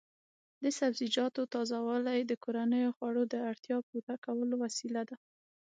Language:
Pashto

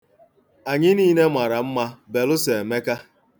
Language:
Igbo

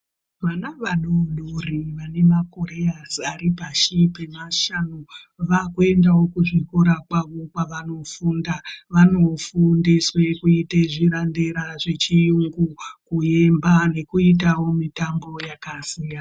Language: Ndau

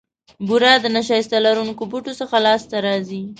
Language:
Pashto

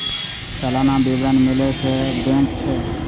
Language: Maithili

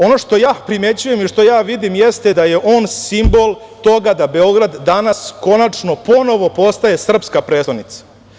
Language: Serbian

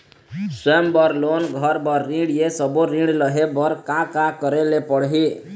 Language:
Chhattisgarhi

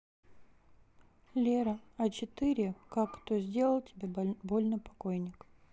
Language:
Russian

